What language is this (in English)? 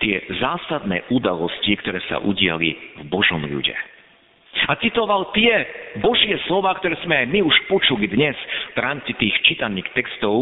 Slovak